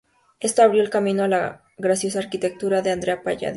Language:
Spanish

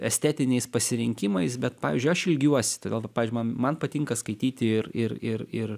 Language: Lithuanian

